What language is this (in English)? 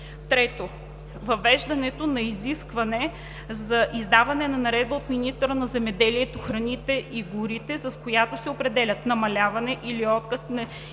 Bulgarian